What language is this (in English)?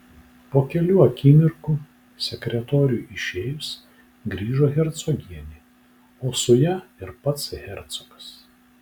Lithuanian